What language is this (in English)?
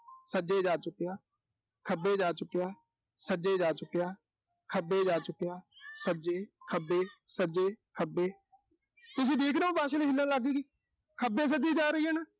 Punjabi